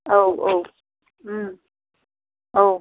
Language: Bodo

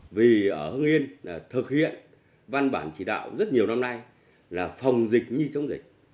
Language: Vietnamese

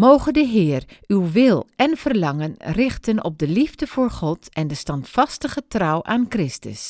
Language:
Dutch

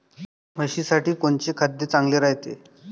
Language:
Marathi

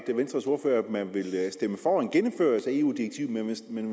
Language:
Danish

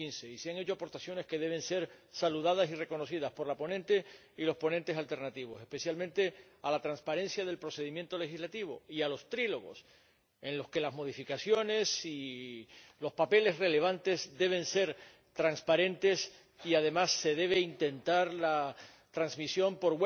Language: Spanish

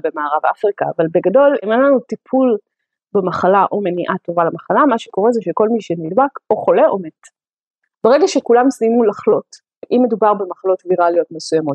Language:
Hebrew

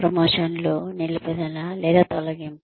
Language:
Telugu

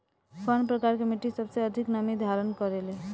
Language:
Bhojpuri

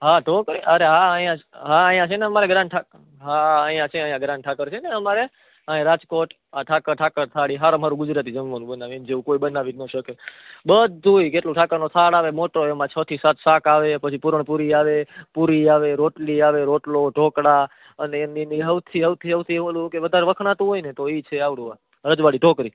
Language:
Gujarati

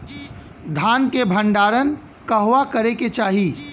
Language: Bhojpuri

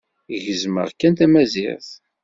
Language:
Kabyle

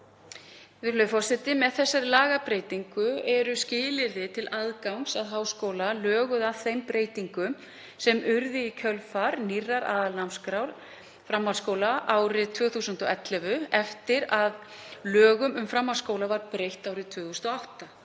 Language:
Icelandic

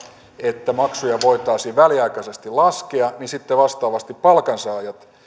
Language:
Finnish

